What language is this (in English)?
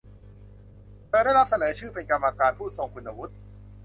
Thai